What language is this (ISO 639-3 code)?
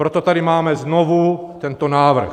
ces